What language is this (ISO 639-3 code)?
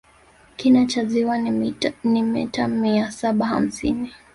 swa